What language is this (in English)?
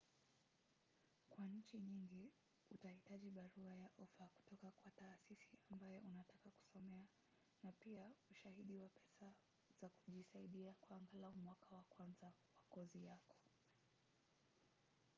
Swahili